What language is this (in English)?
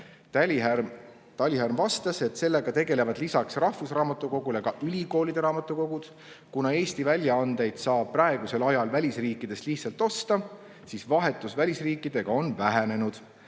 Estonian